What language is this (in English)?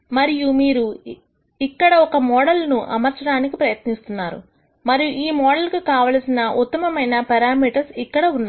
Telugu